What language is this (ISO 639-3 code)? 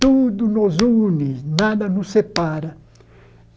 por